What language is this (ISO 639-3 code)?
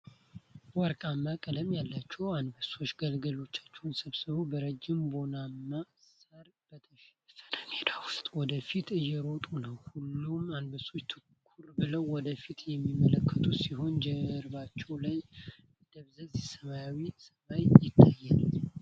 amh